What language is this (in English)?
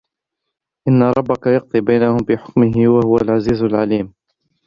Arabic